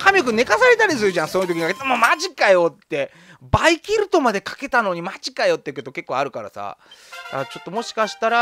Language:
Japanese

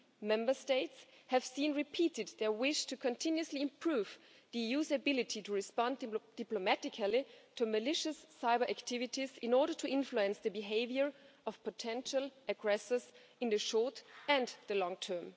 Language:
English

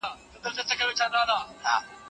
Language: Pashto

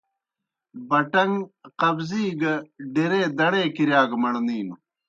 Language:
Kohistani Shina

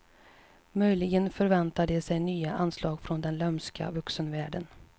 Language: Swedish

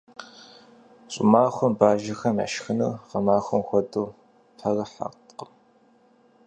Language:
Kabardian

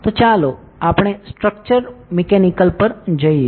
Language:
Gujarati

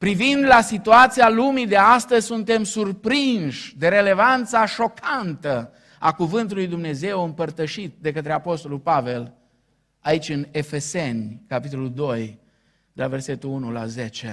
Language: Romanian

